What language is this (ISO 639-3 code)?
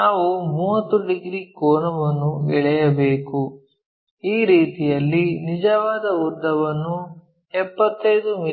kan